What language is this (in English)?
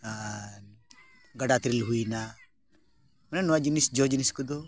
Santali